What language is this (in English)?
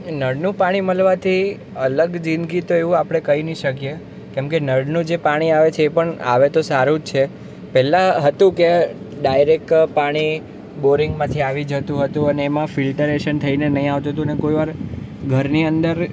Gujarati